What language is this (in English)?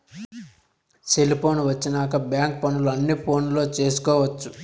Telugu